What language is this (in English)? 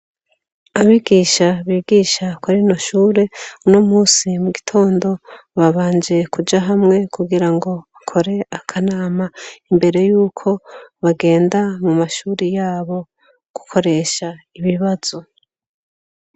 Rundi